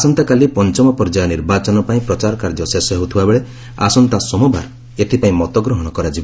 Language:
Odia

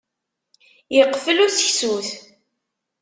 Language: Kabyle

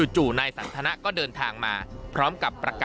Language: Thai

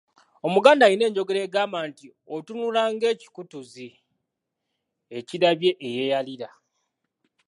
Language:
Ganda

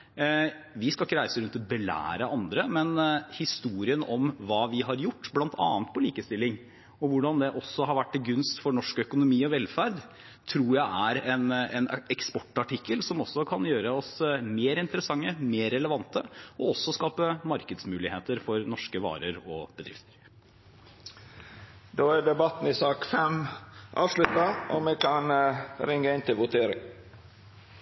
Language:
Norwegian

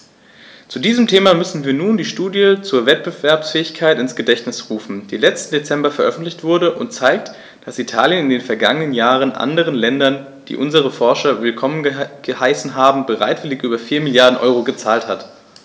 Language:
German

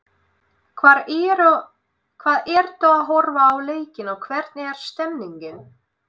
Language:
Icelandic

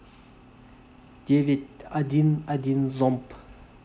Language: Russian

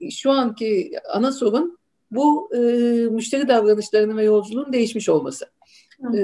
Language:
Turkish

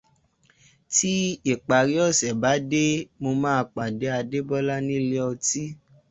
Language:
Yoruba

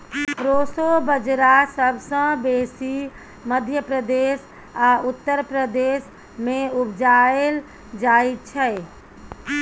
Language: Maithili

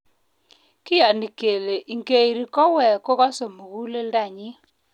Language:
Kalenjin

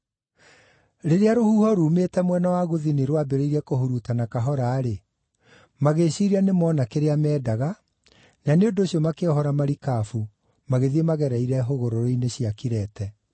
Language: Kikuyu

